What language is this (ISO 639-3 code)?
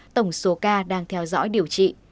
vie